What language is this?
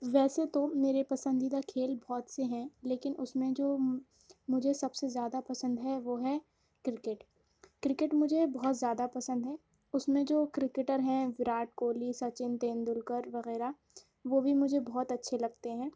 Urdu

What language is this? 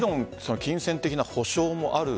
Japanese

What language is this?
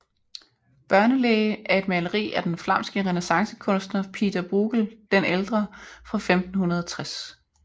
Danish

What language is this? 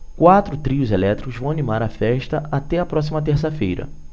Portuguese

